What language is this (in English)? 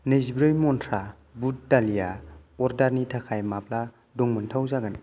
Bodo